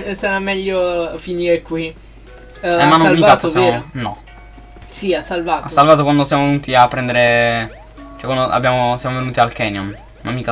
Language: Italian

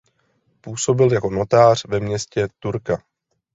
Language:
Czech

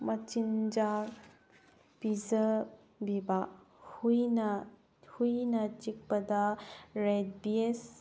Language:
Manipuri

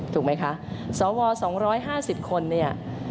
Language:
Thai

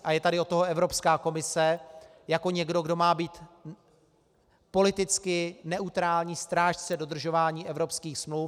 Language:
Czech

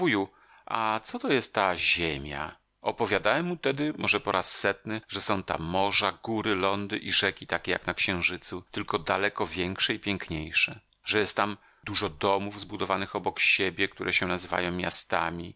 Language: Polish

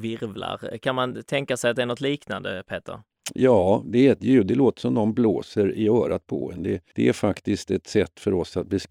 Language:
Swedish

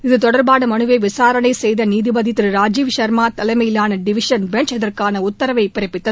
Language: Tamil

